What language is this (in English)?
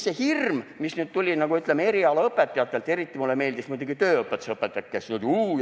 Estonian